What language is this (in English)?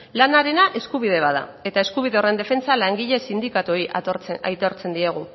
Basque